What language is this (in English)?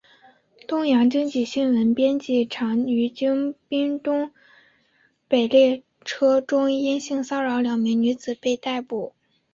Chinese